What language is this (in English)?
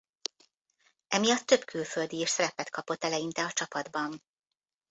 Hungarian